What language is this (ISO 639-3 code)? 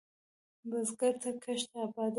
pus